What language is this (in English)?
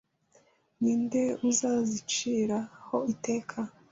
Kinyarwanda